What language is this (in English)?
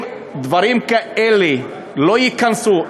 Hebrew